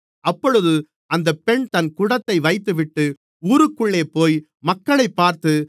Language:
Tamil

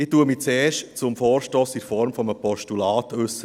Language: Swiss German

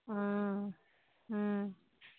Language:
Assamese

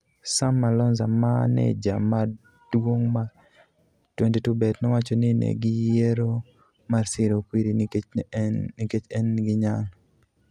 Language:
Luo (Kenya and Tanzania)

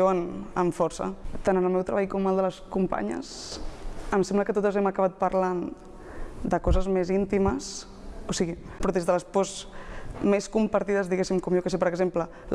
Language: Catalan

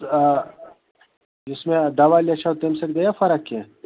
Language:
Kashmiri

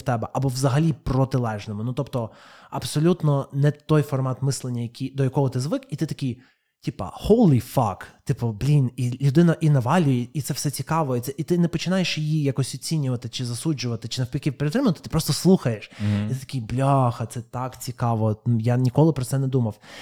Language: Ukrainian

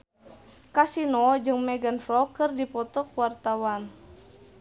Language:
Sundanese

